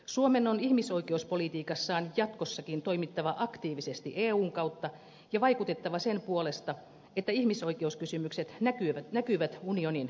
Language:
Finnish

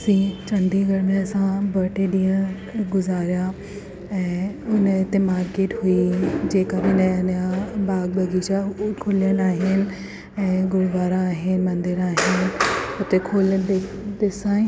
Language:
Sindhi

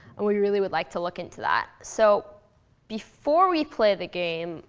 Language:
English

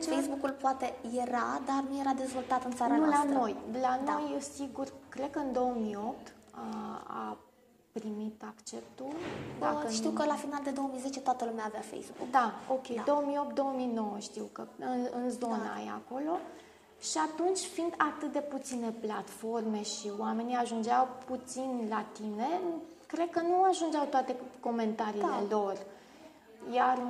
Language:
Romanian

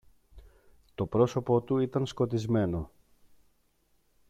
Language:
Greek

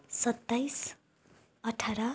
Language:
Nepali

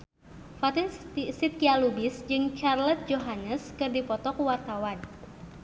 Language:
Sundanese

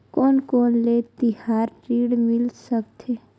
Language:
Chhattisgarhi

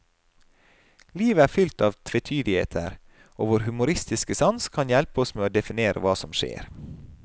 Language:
Norwegian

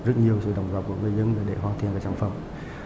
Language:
Vietnamese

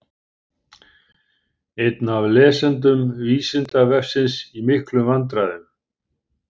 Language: Icelandic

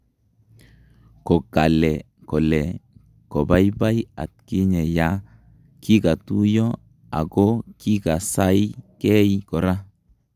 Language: Kalenjin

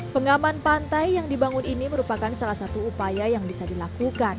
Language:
Indonesian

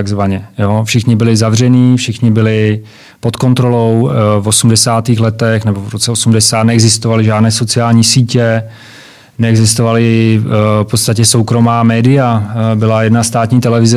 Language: Czech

